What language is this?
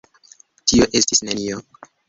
Esperanto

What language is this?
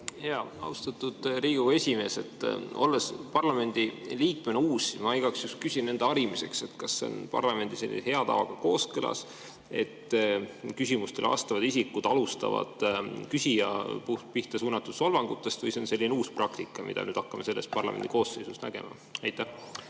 Estonian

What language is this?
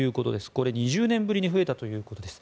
Japanese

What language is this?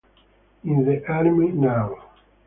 Italian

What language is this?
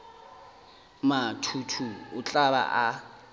Northern Sotho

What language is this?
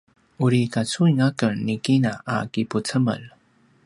Paiwan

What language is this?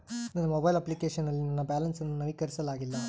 Kannada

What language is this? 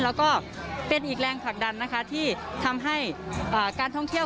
Thai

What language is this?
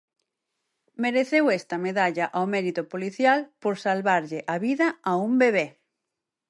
Galician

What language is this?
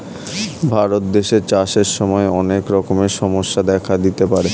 Bangla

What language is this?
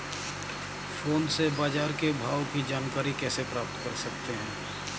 Hindi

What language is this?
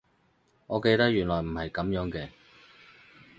Cantonese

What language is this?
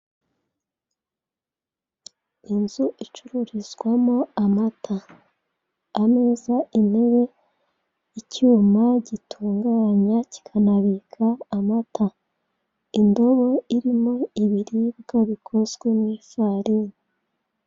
Kinyarwanda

